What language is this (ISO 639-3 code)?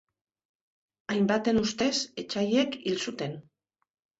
eus